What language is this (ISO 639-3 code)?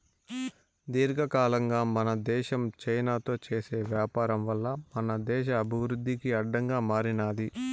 tel